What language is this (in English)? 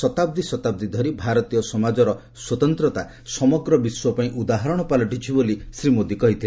Odia